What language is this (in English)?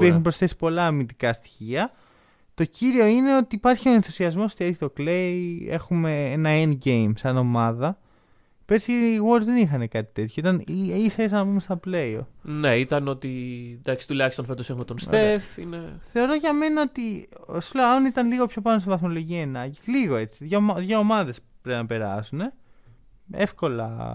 Greek